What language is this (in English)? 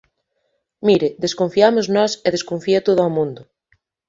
Galician